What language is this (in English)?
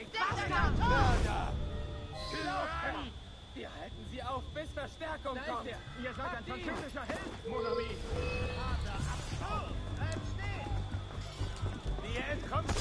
German